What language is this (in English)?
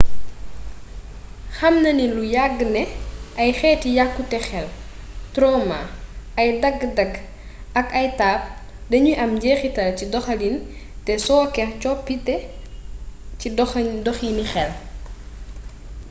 Wolof